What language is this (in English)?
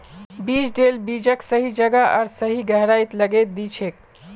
Magahi